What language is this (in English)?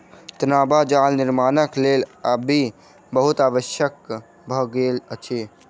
Maithili